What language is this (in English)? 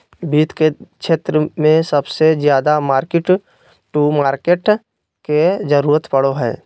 Magahi